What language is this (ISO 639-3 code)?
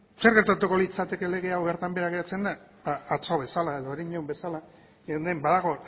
eus